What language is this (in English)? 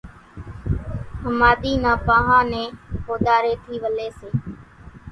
Kachi Koli